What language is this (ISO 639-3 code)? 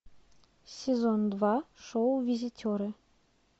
rus